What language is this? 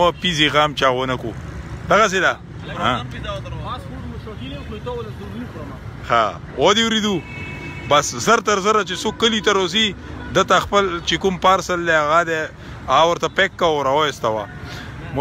French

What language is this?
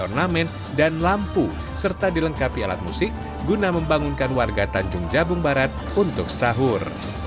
Indonesian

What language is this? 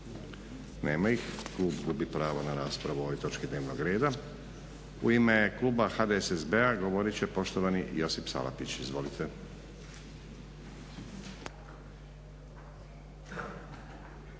Croatian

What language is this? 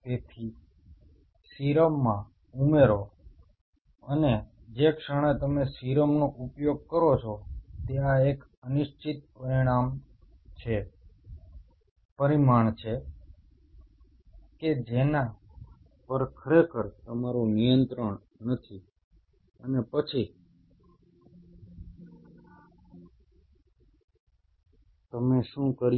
Gujarati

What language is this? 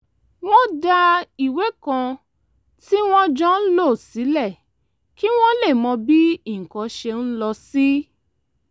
Yoruba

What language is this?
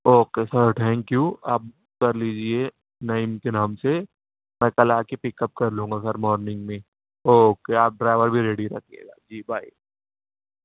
Urdu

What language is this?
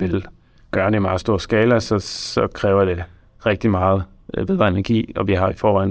Danish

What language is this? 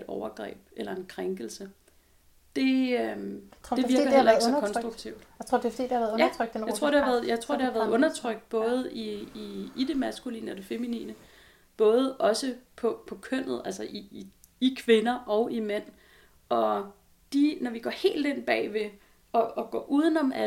Danish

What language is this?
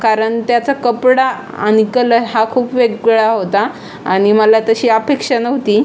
Marathi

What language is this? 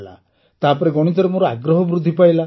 Odia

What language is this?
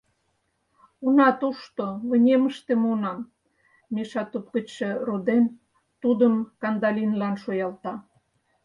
Mari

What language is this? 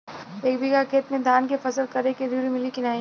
Bhojpuri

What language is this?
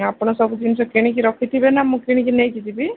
Odia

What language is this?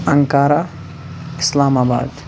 Kashmiri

